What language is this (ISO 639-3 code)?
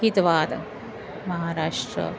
san